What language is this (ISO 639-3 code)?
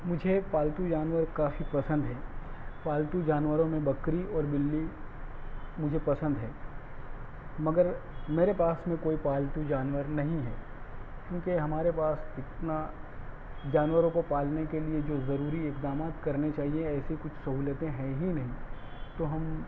urd